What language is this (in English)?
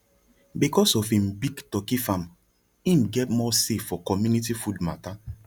Nigerian Pidgin